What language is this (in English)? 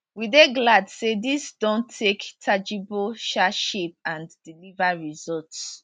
Nigerian Pidgin